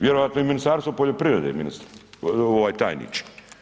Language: Croatian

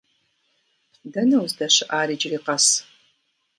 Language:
Kabardian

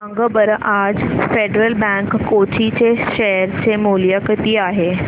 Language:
Marathi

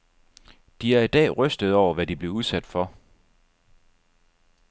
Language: Danish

